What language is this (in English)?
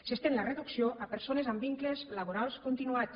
Catalan